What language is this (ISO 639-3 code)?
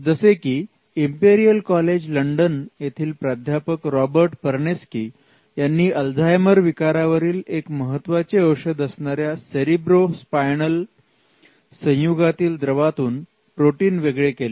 mar